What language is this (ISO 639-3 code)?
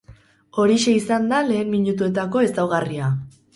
eus